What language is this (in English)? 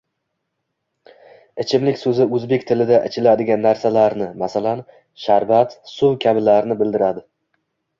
Uzbek